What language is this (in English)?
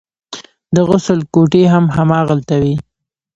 Pashto